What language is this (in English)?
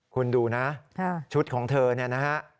Thai